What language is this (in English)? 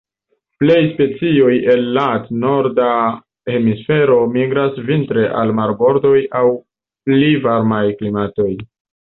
Esperanto